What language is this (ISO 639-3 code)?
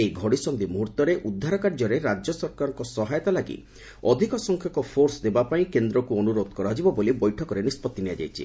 ori